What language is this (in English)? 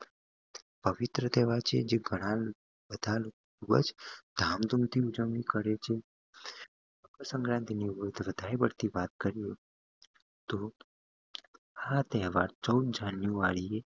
Gujarati